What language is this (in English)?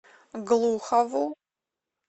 Russian